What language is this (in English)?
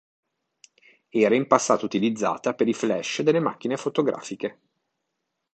Italian